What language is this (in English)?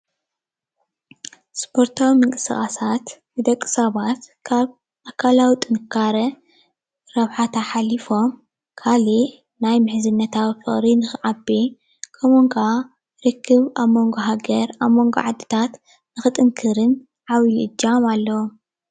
Tigrinya